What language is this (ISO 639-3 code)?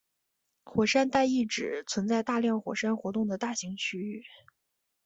zho